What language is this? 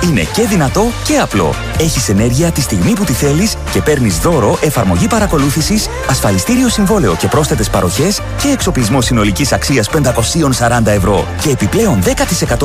Greek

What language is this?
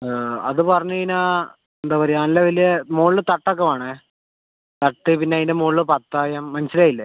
Malayalam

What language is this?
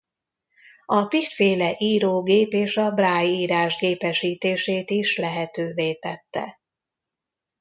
Hungarian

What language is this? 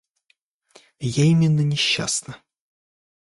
Russian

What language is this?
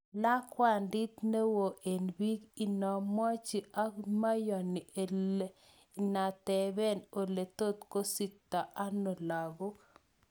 Kalenjin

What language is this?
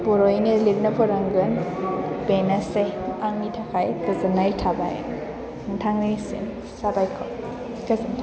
Bodo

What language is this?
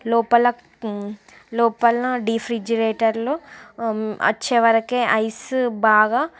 Telugu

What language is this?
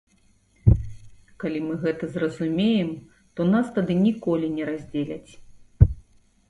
Belarusian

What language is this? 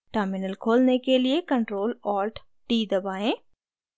Hindi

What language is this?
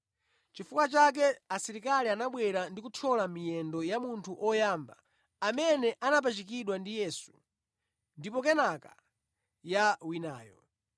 Nyanja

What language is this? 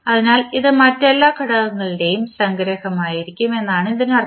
Malayalam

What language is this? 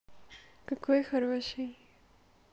Russian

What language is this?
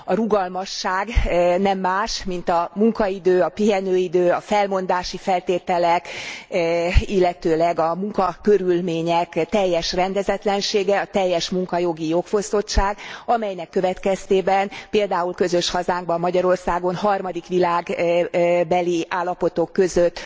Hungarian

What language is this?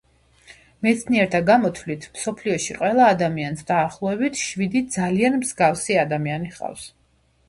Georgian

